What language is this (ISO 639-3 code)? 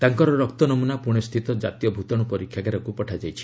ori